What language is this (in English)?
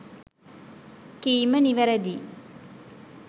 Sinhala